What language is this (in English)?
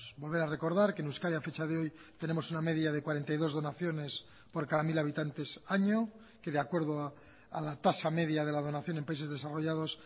Spanish